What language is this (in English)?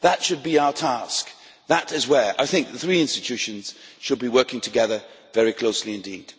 English